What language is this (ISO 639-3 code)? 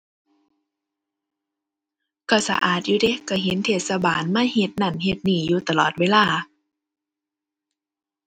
tha